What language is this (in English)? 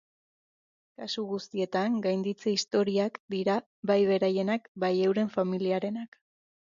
Basque